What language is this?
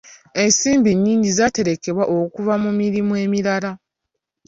Ganda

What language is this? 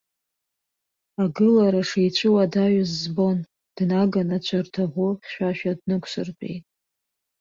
Abkhazian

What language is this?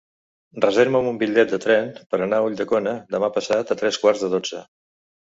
Catalan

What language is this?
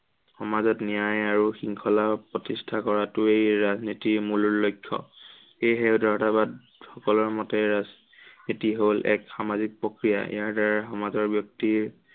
Assamese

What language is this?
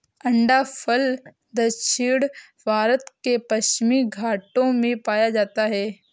Hindi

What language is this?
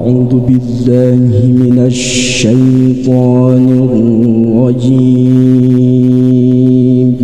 Arabic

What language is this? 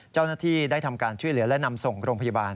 Thai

